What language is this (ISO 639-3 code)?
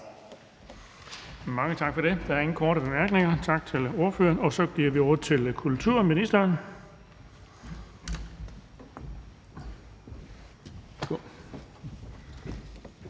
dan